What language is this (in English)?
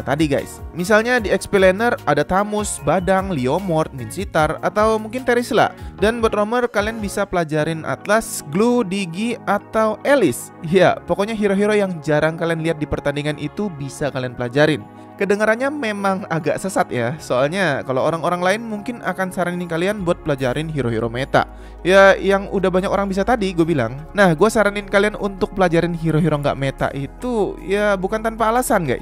Indonesian